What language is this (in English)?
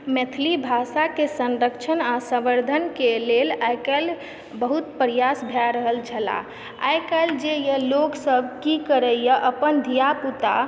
Maithili